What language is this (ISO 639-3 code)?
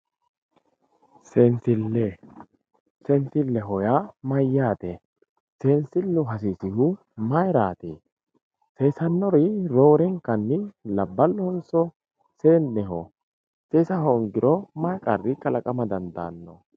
sid